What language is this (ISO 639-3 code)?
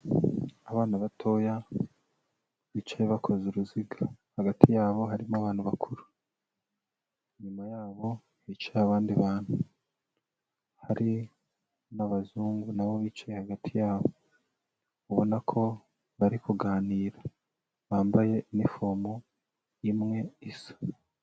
kin